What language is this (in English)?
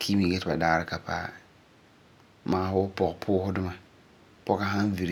Frafra